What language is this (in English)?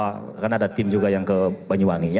Indonesian